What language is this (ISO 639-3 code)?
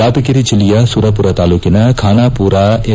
kan